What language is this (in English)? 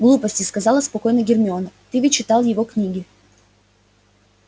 Russian